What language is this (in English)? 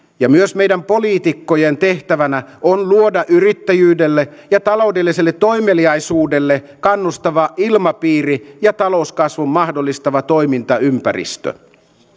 Finnish